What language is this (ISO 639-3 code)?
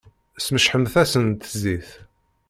kab